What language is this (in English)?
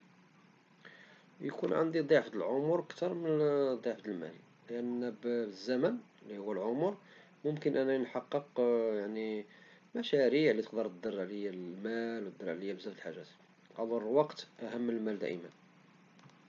Moroccan Arabic